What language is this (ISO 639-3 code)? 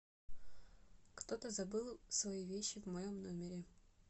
rus